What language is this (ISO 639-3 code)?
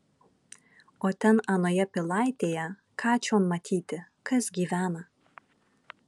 lit